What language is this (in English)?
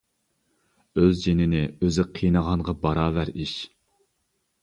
Uyghur